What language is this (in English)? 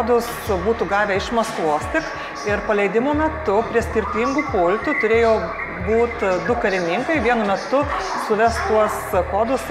Lithuanian